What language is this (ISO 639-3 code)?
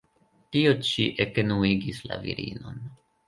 epo